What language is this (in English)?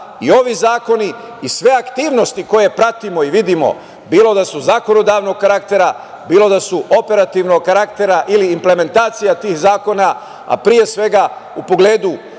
Serbian